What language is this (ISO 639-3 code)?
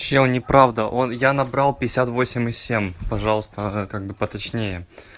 rus